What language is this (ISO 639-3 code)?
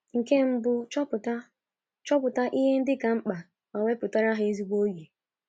ibo